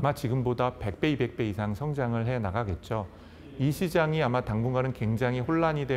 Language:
Korean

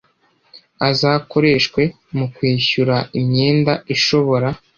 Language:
Kinyarwanda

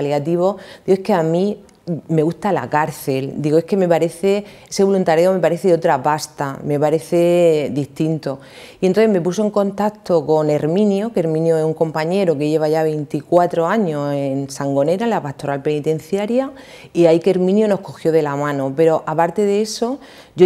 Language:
Spanish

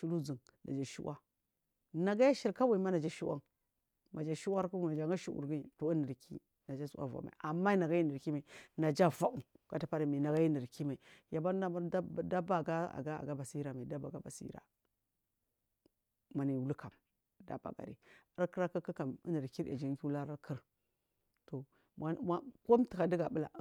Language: Marghi South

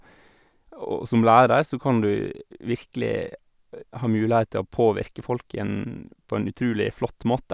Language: Norwegian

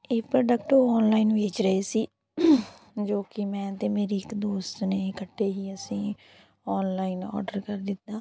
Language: Punjabi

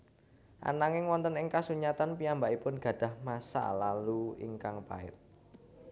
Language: Javanese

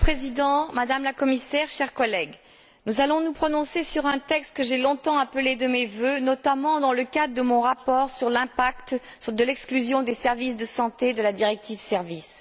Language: French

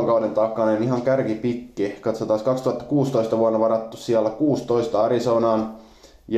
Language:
Finnish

